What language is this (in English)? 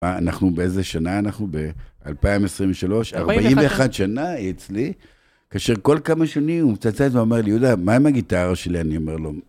Hebrew